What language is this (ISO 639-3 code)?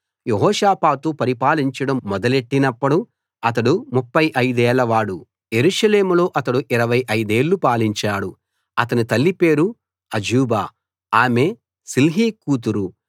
tel